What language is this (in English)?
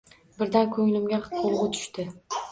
Uzbek